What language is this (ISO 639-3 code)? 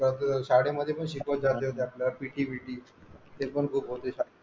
mar